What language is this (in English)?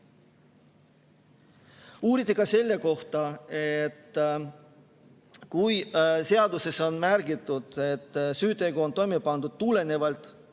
Estonian